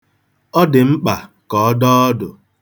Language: Igbo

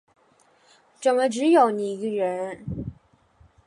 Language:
Chinese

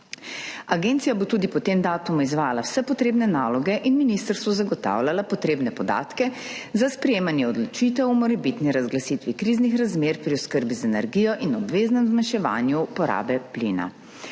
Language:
Slovenian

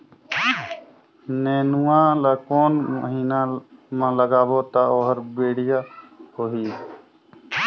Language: Chhattisgarhi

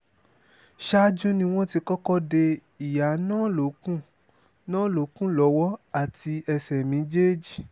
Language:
Yoruba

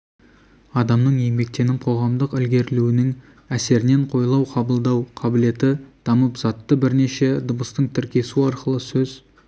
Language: Kazakh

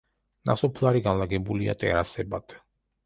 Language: Georgian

